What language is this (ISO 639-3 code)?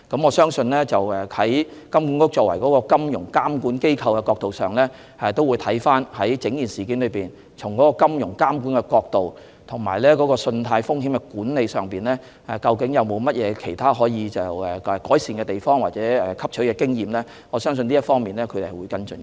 yue